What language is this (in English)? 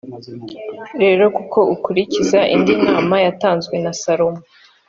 Kinyarwanda